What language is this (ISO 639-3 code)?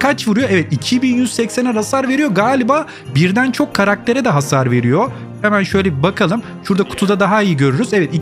tur